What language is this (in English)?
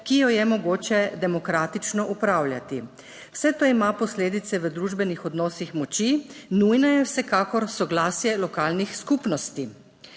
Slovenian